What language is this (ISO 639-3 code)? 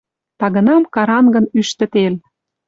mrj